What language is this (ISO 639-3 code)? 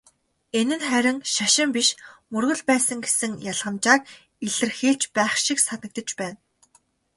mon